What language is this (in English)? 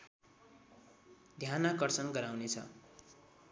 Nepali